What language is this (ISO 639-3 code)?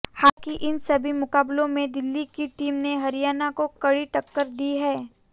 hin